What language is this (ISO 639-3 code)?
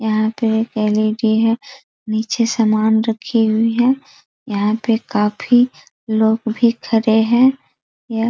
hin